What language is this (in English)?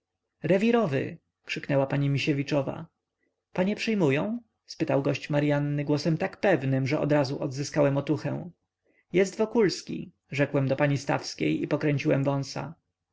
Polish